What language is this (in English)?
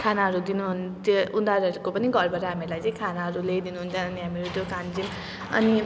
Nepali